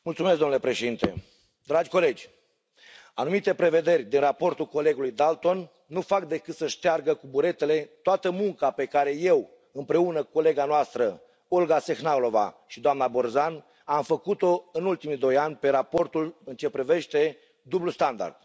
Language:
Romanian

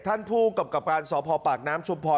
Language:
Thai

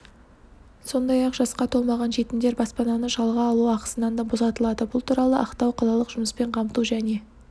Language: Kazakh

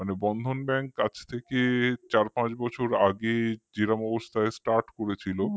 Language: Bangla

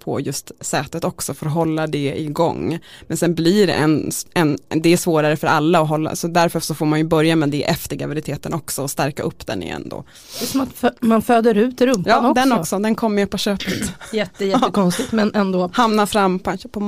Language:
Swedish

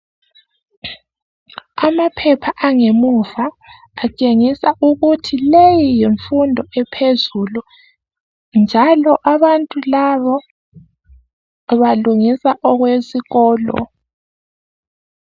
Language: North Ndebele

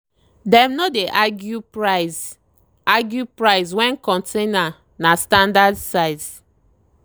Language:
Nigerian Pidgin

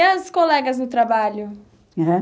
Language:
Portuguese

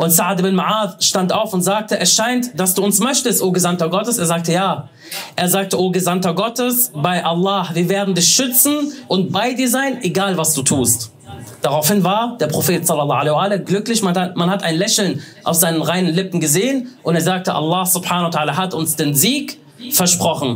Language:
German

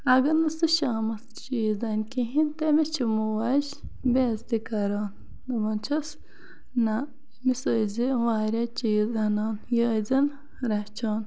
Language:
Kashmiri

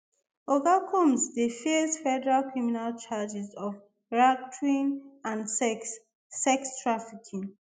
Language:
Nigerian Pidgin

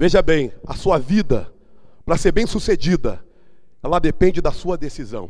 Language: Portuguese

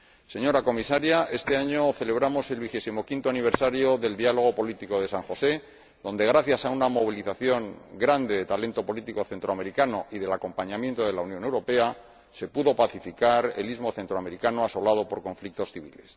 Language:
Spanish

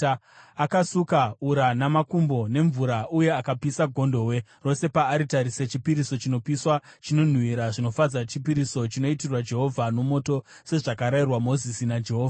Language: Shona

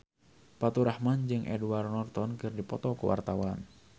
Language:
Sundanese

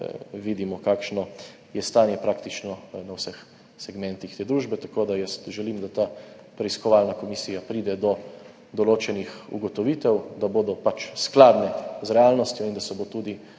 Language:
Slovenian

